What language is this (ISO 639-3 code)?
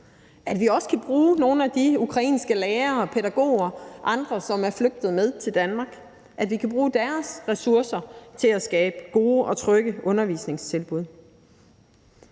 dan